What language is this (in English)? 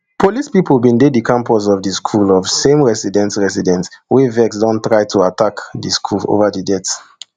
Nigerian Pidgin